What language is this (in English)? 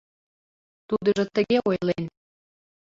Mari